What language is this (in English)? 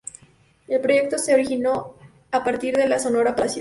Spanish